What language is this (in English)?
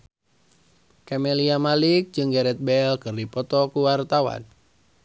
Sundanese